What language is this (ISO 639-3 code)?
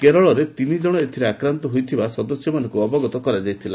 ori